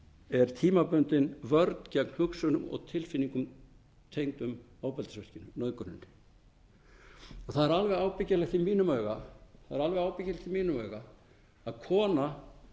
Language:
Icelandic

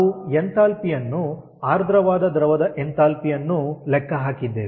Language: Kannada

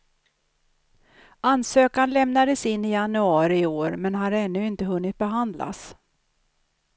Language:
Swedish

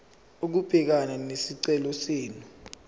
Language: Zulu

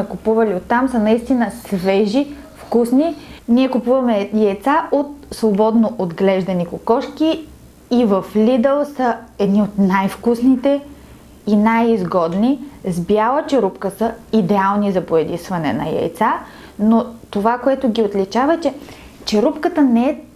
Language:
Bulgarian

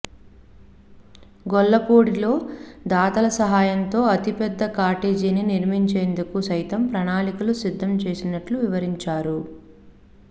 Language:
Telugu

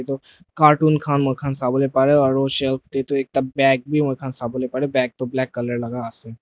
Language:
Naga Pidgin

